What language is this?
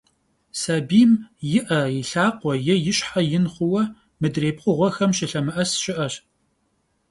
Kabardian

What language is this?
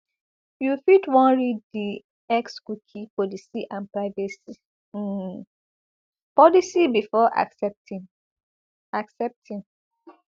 Nigerian Pidgin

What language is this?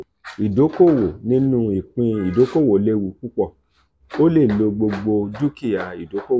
Yoruba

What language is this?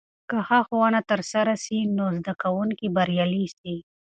Pashto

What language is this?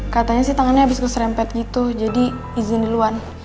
Indonesian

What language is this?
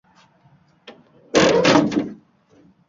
Uzbek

